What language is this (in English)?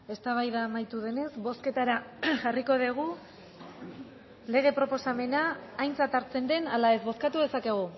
Basque